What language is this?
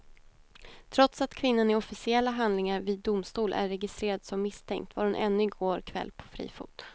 Swedish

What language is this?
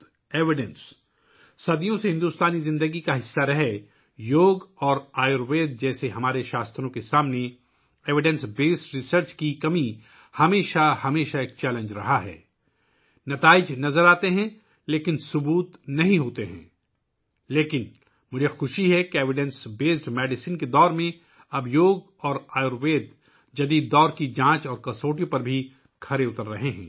Urdu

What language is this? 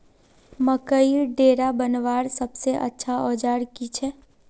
Magahi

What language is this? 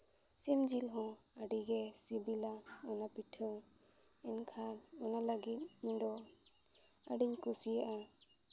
Santali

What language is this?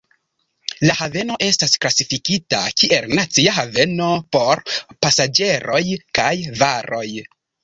Esperanto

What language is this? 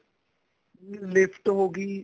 Punjabi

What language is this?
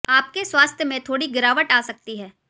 Hindi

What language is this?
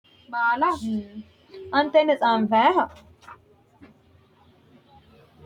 Sidamo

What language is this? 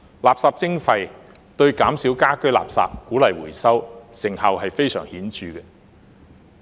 Cantonese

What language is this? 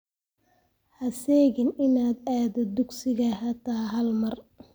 Somali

